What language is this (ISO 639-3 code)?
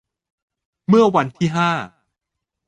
tha